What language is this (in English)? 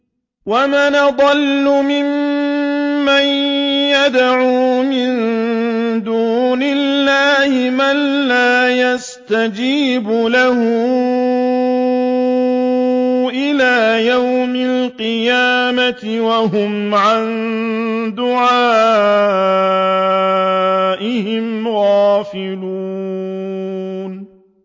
Arabic